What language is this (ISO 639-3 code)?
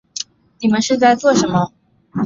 zho